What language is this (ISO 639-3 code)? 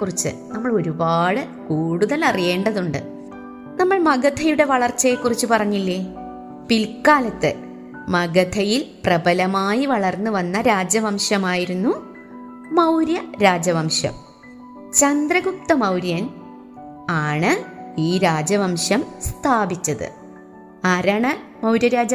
mal